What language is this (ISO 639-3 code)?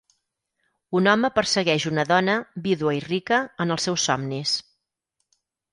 cat